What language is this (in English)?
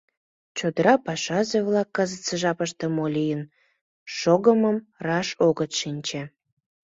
Mari